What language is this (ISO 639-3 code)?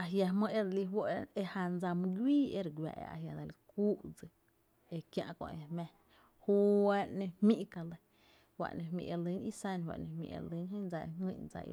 cte